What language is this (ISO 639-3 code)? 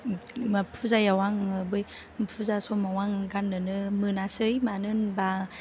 brx